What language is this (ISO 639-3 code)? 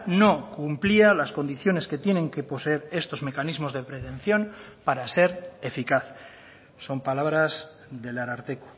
spa